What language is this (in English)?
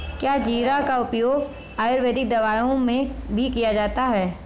Hindi